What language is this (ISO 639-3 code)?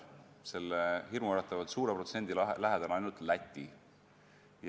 est